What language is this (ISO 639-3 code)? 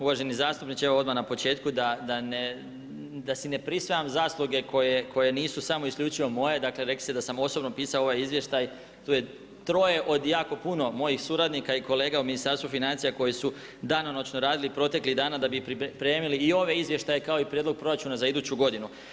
hrv